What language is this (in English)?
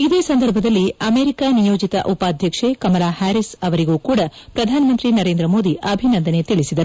Kannada